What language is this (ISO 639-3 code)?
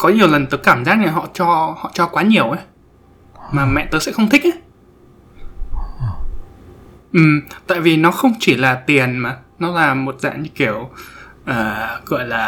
vie